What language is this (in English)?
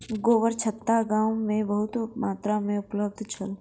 Maithili